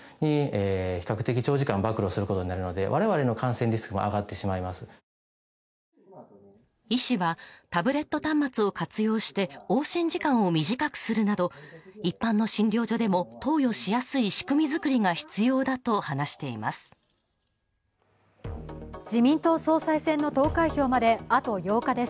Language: Japanese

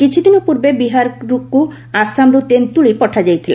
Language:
Odia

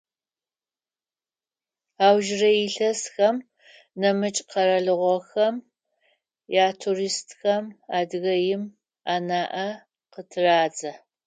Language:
Adyghe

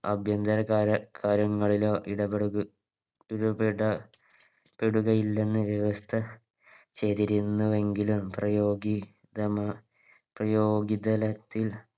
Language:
Malayalam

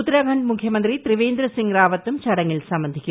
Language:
Malayalam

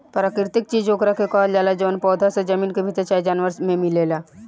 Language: Bhojpuri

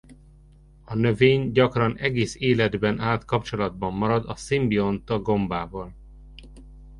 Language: Hungarian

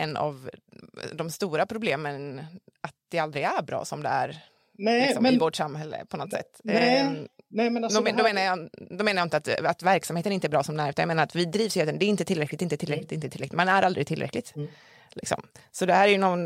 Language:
Swedish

